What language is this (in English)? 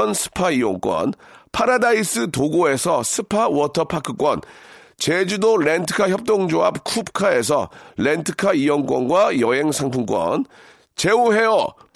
Korean